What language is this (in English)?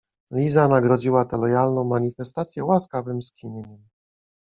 Polish